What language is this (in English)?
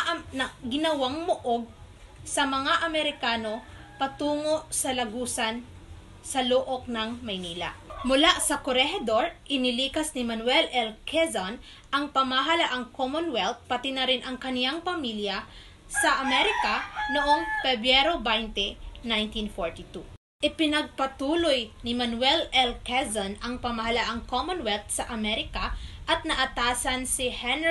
Filipino